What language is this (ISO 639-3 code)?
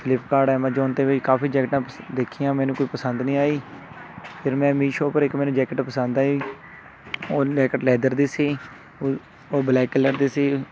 pan